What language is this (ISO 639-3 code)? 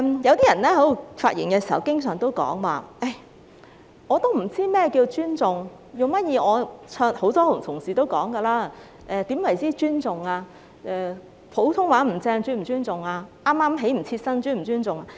yue